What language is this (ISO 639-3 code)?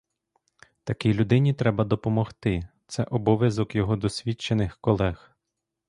ukr